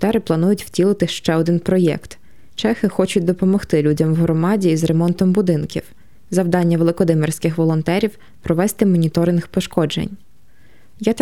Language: Ukrainian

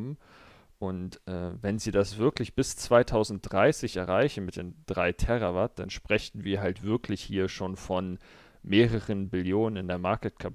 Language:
German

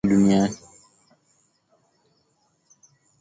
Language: Swahili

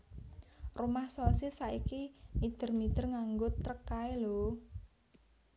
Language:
Javanese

